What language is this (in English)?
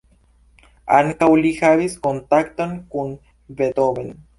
Esperanto